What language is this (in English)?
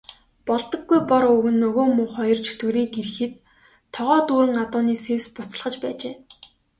Mongolian